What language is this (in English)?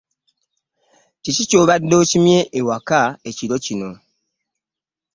Ganda